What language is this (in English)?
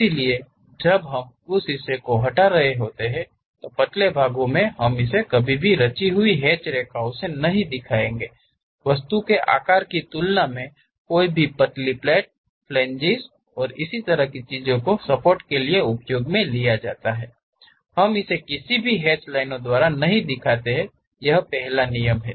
Hindi